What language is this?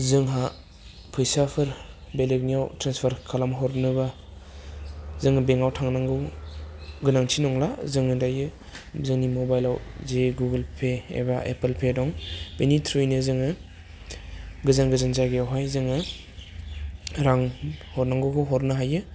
Bodo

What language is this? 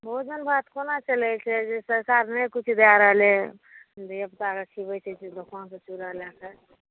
Maithili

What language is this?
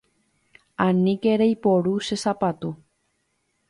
Guarani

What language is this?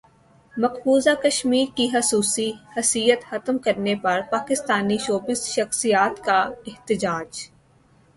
Urdu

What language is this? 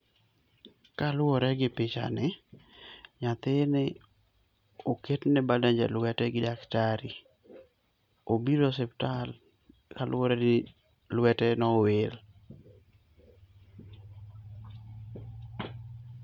Luo (Kenya and Tanzania)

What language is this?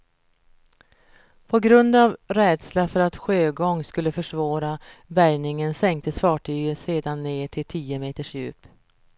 Swedish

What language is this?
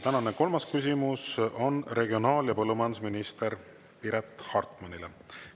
Estonian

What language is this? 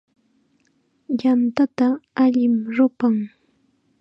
Chiquián Ancash Quechua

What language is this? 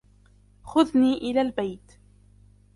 Arabic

